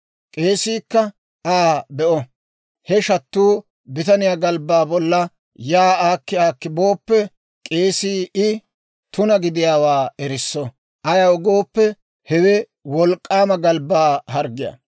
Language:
Dawro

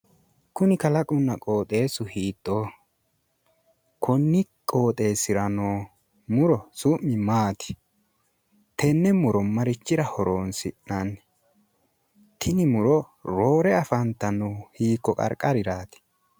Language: Sidamo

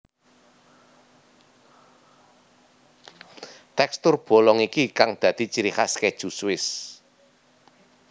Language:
Javanese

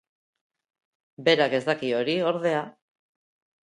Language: Basque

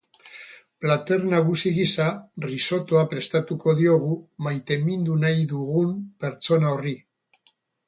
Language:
Basque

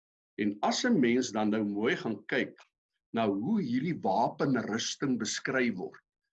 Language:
Dutch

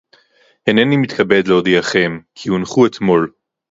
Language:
Hebrew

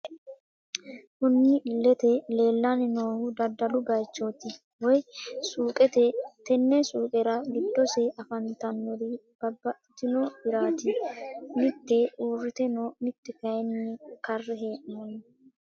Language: Sidamo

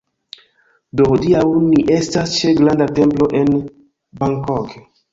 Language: Esperanto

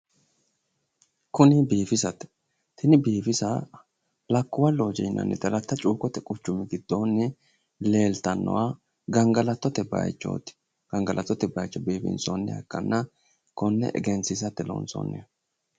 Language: Sidamo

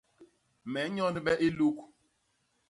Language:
Basaa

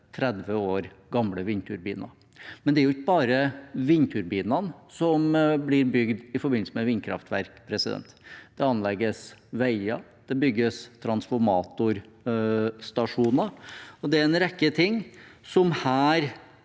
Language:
Norwegian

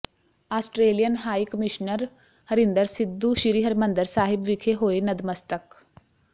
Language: Punjabi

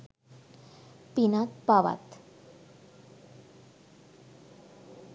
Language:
Sinhala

